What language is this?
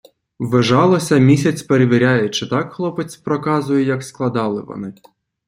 Ukrainian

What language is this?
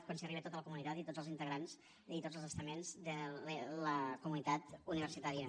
Catalan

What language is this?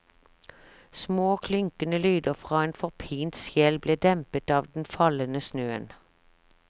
Norwegian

